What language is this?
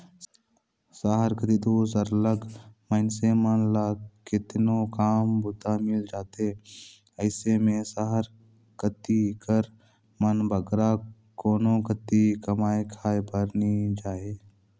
Chhattisgarhi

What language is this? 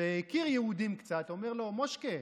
Hebrew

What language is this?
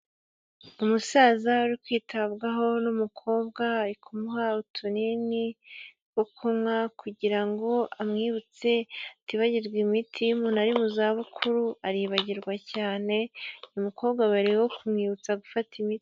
Kinyarwanda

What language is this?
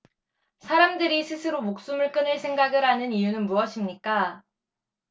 Korean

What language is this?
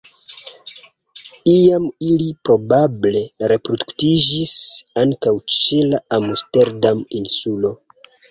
Esperanto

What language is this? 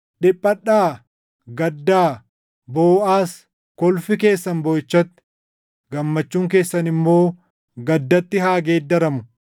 Oromo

